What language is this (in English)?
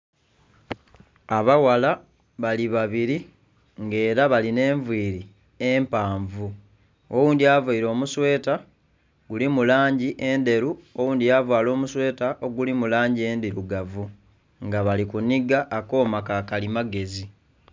Soga